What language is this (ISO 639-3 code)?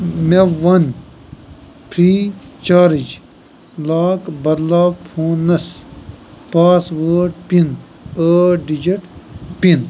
kas